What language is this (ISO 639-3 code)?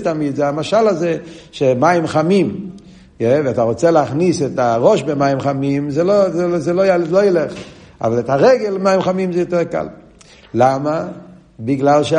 heb